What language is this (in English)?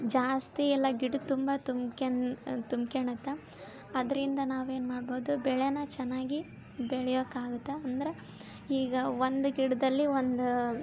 Kannada